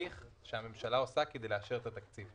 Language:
Hebrew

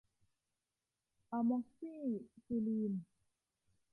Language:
Thai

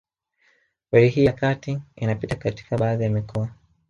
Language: Swahili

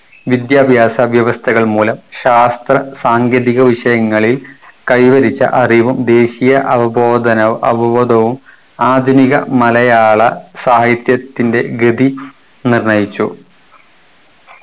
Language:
Malayalam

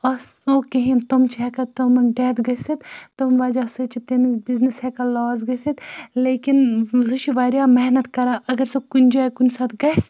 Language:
Kashmiri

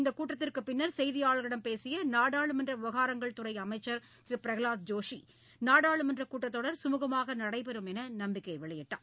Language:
Tamil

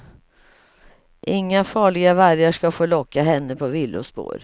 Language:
Swedish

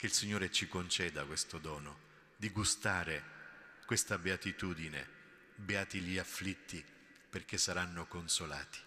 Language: Italian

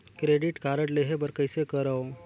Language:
Chhattisgarhi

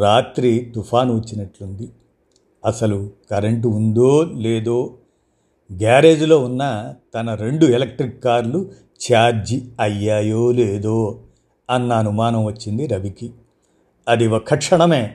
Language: Telugu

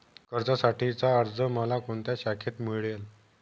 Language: Marathi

